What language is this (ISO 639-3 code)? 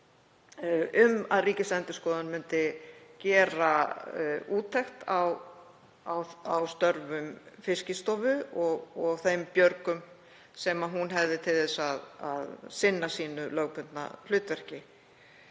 isl